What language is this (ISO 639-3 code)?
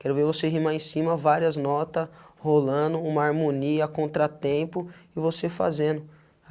por